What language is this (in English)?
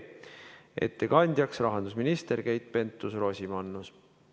Estonian